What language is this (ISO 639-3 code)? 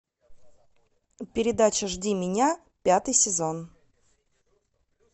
rus